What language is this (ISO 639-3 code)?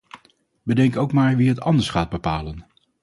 nld